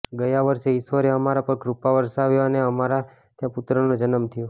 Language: Gujarati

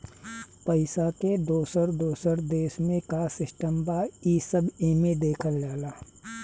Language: Bhojpuri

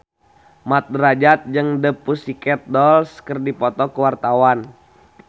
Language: Sundanese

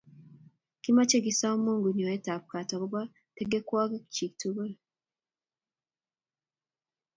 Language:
Kalenjin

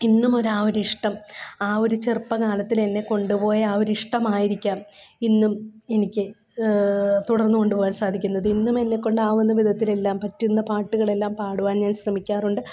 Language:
Malayalam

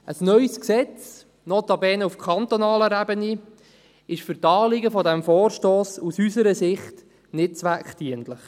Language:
Swiss German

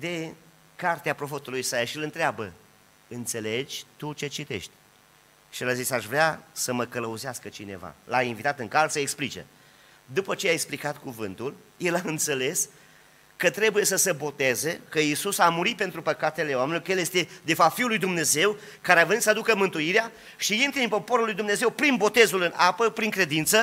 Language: Romanian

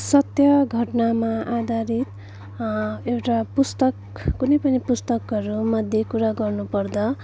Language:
Nepali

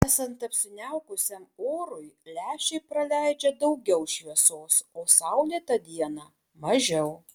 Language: Lithuanian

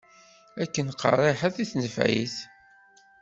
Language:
Kabyle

